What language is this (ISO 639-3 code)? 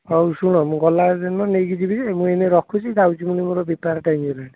ori